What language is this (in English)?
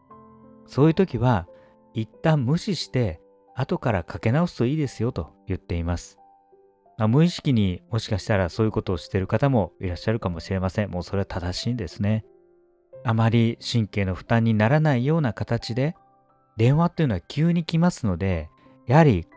Japanese